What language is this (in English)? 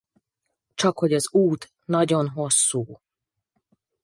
Hungarian